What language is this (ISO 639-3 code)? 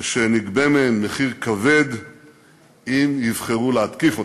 heb